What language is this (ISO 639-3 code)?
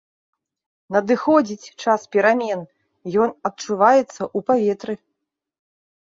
bel